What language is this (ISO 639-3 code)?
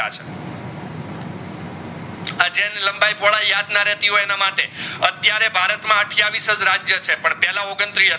guj